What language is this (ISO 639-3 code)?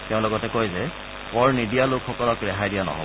asm